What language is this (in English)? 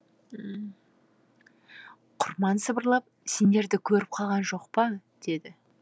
Kazakh